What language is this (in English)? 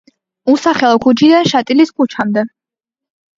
Georgian